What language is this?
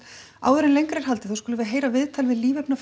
Icelandic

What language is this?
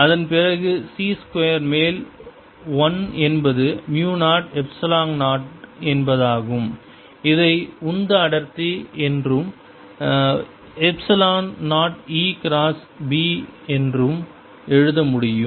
Tamil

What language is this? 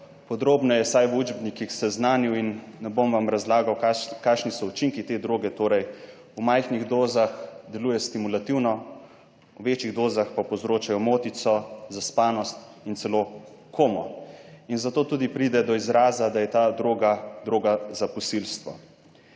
Slovenian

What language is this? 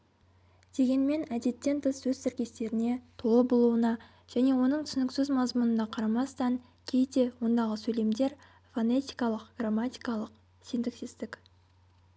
Kazakh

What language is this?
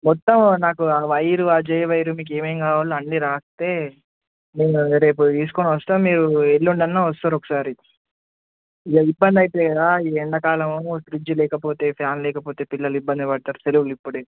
Telugu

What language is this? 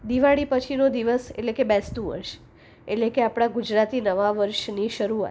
Gujarati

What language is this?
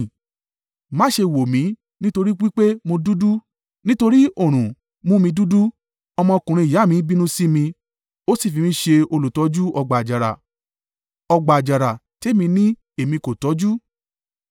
Yoruba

